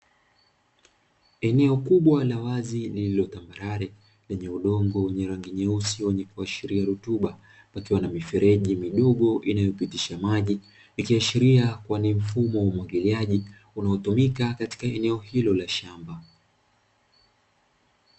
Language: Swahili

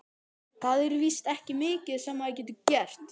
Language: Icelandic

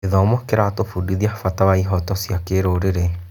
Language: Kikuyu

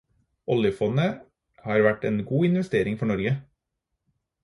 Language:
Norwegian Bokmål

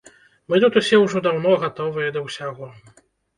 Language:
Belarusian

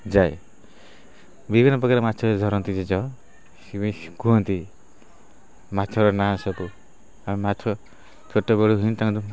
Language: Odia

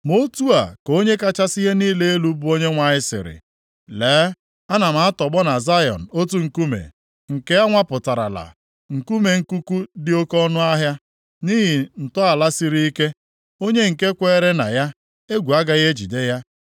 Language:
Igbo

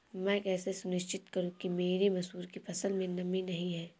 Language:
Hindi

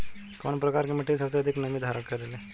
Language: Bhojpuri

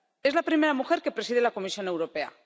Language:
Spanish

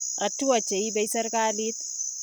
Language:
Kalenjin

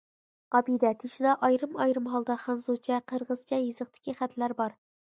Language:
Uyghur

